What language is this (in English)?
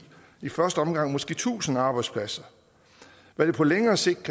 Danish